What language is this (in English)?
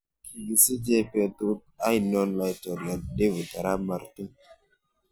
Kalenjin